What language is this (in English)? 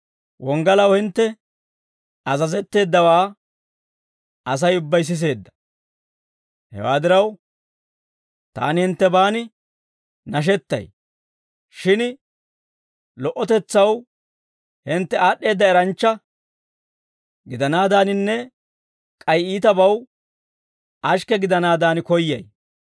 Dawro